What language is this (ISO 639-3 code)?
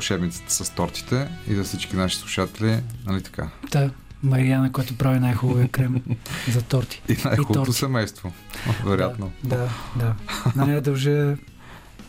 bul